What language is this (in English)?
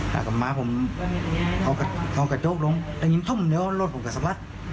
Thai